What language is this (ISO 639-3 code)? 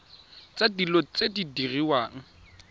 tsn